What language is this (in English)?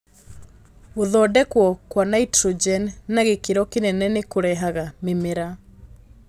Kikuyu